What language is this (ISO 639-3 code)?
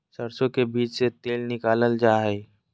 mag